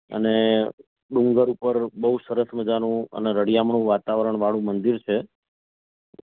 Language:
Gujarati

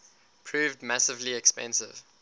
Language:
English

